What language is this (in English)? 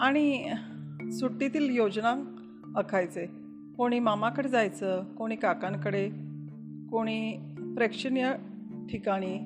Marathi